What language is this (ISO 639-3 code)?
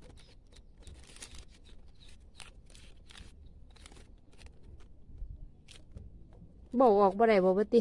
tha